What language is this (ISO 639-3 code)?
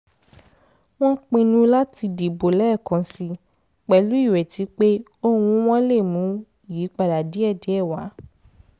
yor